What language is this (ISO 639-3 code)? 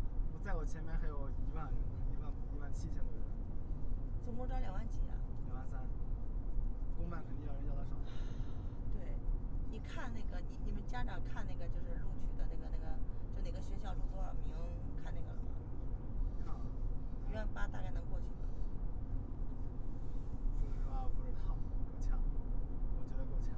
zho